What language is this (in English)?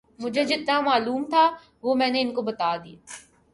Urdu